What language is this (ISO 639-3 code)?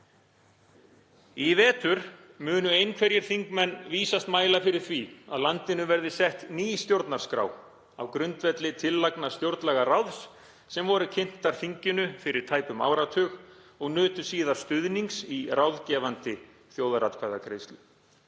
isl